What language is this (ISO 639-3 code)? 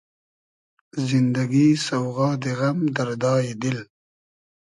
haz